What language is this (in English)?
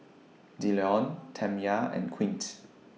English